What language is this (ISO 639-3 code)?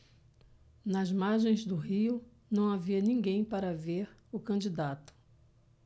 por